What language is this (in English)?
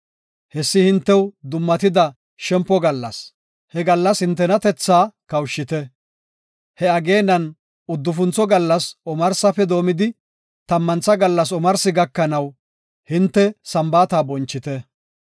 Gofa